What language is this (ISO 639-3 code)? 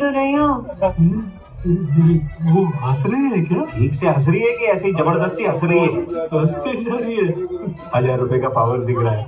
hin